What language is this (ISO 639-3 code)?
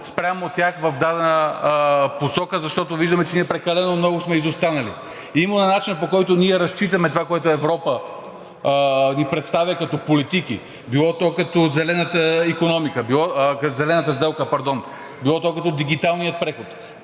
bul